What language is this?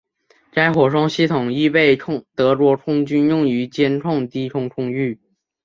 Chinese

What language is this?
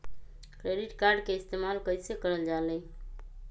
Magahi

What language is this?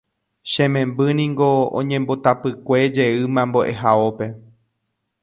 Guarani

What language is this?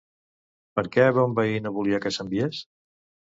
Catalan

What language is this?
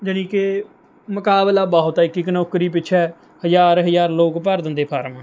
Punjabi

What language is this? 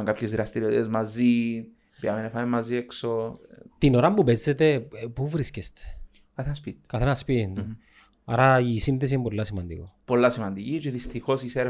Greek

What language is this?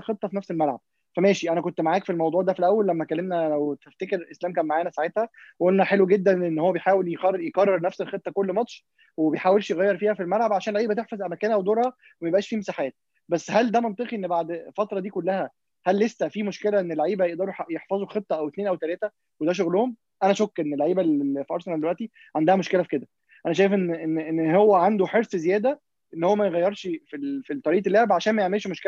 Arabic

